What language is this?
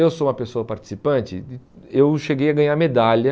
Portuguese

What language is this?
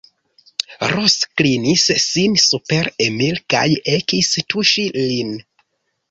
Esperanto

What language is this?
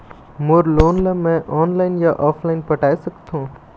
Chhattisgarhi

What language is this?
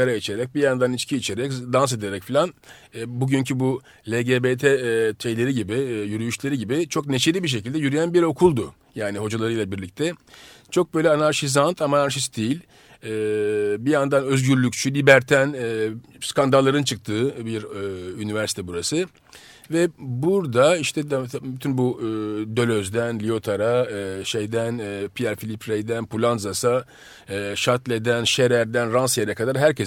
Turkish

